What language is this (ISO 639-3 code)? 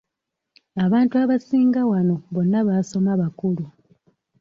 lug